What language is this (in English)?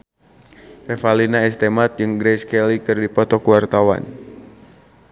Sundanese